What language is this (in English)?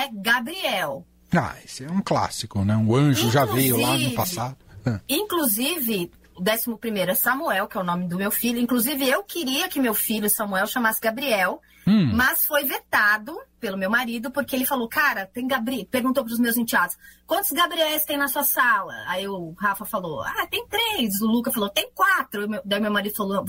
Portuguese